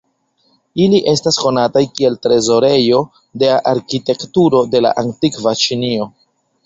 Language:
Esperanto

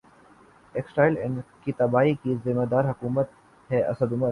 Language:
Urdu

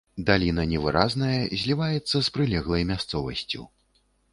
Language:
Belarusian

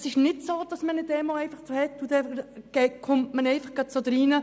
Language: Swiss German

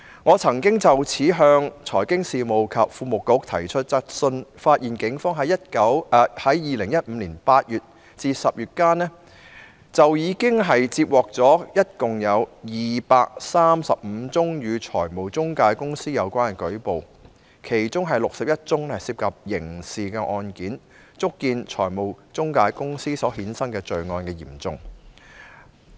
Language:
Cantonese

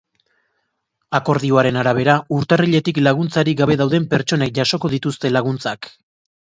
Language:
Basque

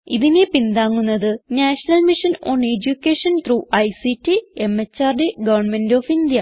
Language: Malayalam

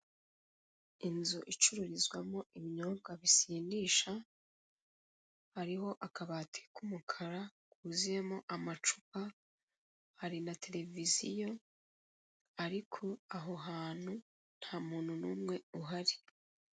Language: Kinyarwanda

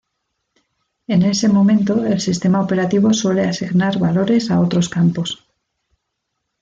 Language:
Spanish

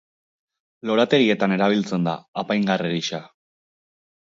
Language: Basque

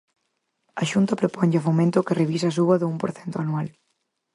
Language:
Galician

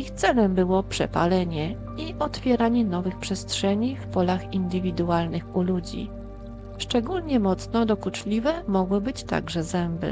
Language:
Polish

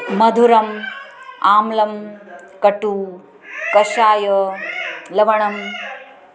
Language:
Sanskrit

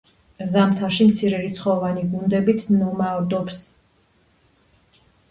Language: Georgian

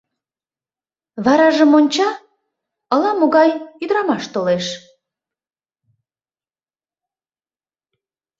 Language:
Mari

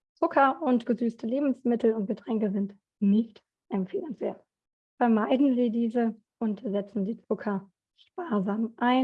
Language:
German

